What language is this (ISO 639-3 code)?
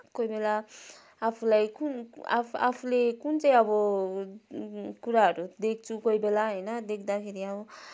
nep